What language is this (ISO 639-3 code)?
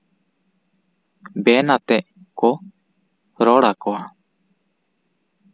sat